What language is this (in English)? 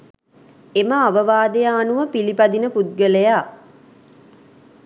Sinhala